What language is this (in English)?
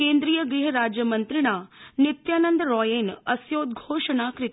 Sanskrit